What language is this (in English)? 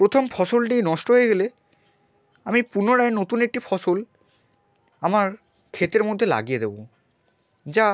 Bangla